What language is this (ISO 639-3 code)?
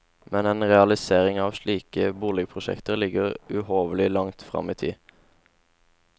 nor